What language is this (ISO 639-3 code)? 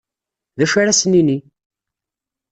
kab